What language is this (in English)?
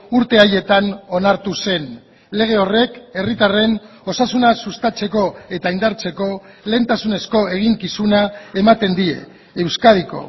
Basque